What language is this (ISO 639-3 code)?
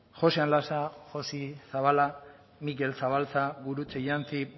eus